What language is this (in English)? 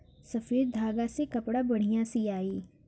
Bhojpuri